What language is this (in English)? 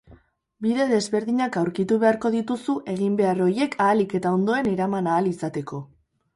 Basque